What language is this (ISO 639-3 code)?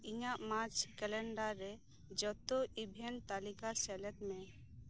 sat